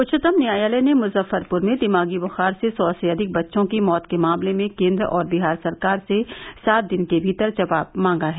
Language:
Hindi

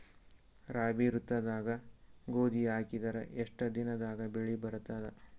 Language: Kannada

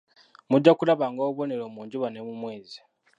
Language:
Ganda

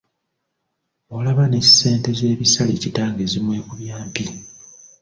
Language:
Ganda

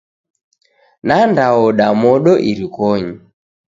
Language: Taita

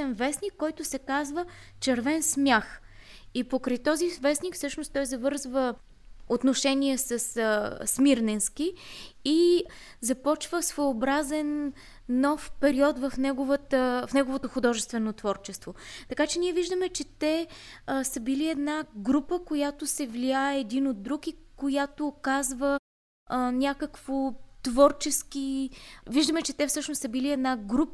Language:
Bulgarian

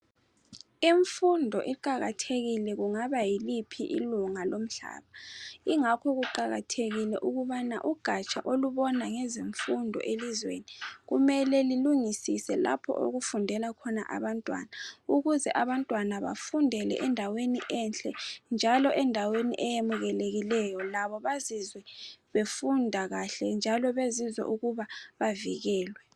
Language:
North Ndebele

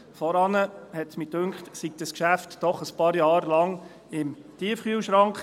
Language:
Swiss German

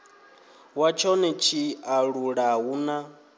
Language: Venda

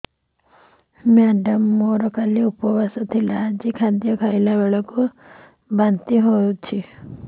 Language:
Odia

